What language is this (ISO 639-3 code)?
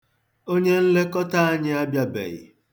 ibo